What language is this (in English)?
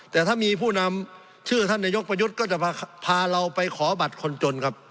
Thai